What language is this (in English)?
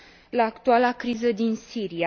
Romanian